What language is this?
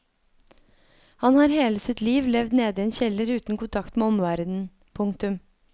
Norwegian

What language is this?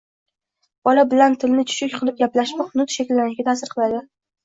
Uzbek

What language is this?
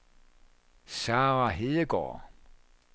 Danish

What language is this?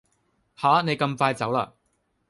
Cantonese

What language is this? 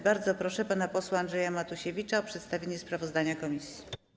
Polish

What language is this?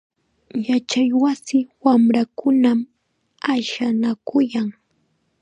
Chiquián Ancash Quechua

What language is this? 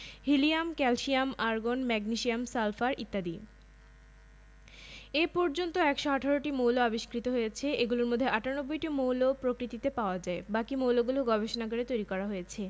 Bangla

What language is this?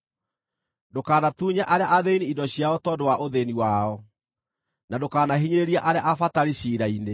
Kikuyu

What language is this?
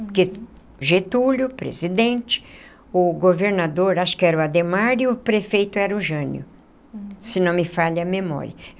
Portuguese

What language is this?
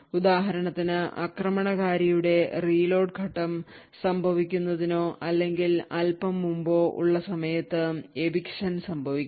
Malayalam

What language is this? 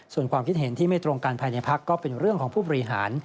Thai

